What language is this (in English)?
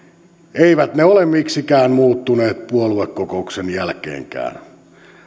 Finnish